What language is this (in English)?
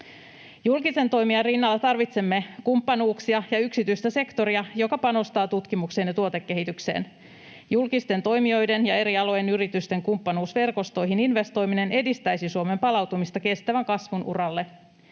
Finnish